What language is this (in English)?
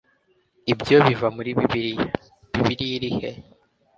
Kinyarwanda